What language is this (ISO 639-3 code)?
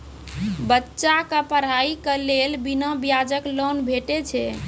mai